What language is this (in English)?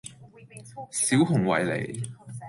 Cantonese